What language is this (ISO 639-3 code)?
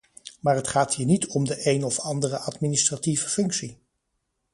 nld